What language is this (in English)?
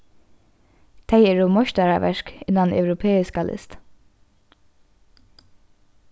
Faroese